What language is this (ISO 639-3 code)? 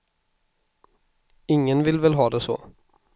swe